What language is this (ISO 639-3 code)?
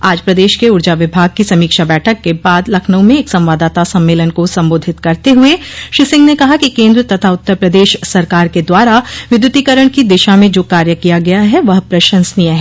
hin